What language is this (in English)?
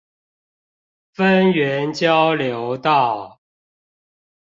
Chinese